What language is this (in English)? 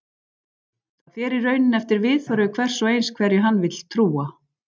Icelandic